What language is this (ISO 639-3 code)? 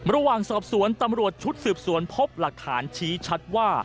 tha